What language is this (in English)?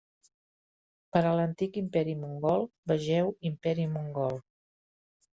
Catalan